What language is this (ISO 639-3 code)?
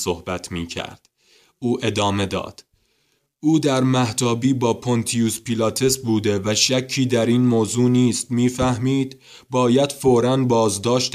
fas